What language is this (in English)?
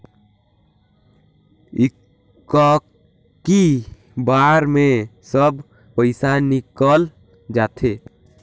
Chhattisgarhi